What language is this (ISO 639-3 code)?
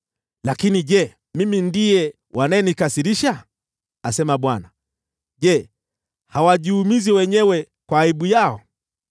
swa